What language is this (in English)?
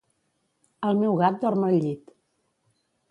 Catalan